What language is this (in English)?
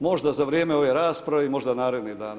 Croatian